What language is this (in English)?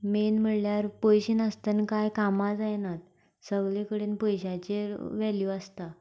Konkani